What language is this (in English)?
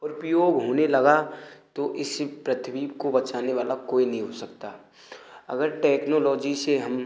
Hindi